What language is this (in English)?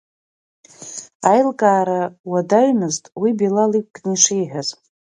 Abkhazian